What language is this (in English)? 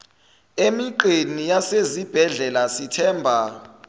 Zulu